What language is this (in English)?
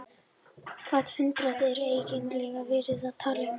Icelandic